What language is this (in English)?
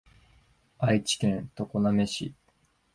Japanese